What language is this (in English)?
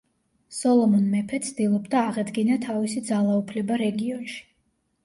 Georgian